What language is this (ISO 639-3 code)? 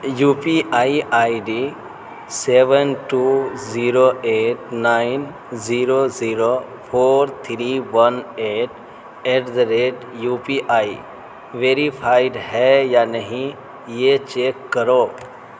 urd